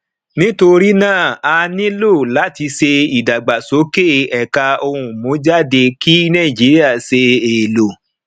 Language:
Yoruba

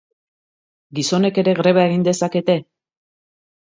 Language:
Basque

